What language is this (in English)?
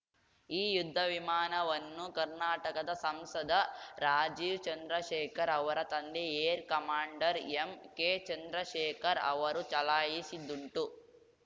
Kannada